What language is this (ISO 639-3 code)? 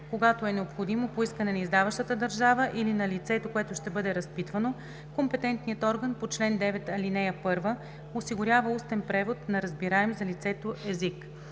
bul